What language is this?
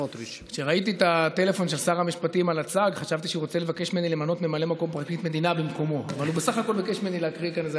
Hebrew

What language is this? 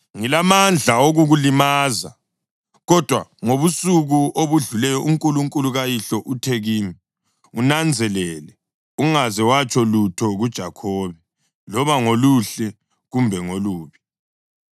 North Ndebele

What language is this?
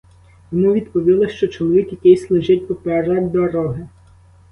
Ukrainian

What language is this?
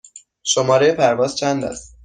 Persian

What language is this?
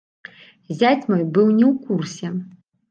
Belarusian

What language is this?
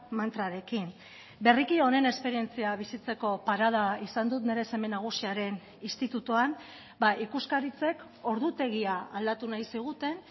Basque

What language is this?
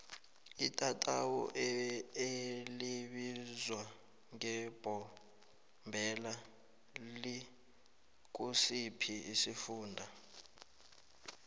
South Ndebele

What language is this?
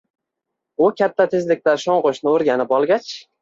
Uzbek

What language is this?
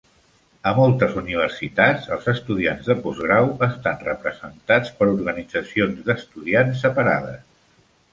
Catalan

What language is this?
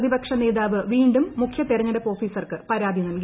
Malayalam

